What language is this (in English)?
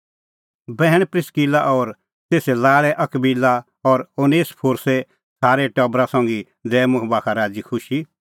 Kullu Pahari